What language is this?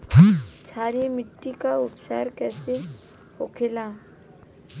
Bhojpuri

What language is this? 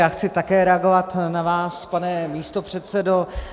Czech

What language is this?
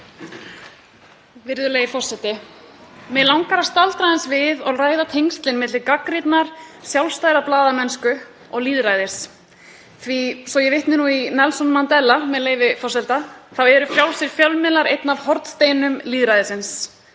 Icelandic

